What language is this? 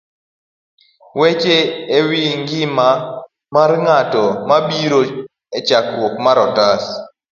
Luo (Kenya and Tanzania)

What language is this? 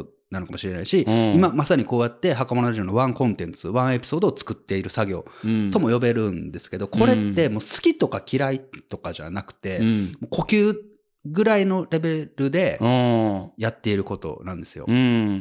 Japanese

